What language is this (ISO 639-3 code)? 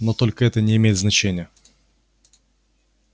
rus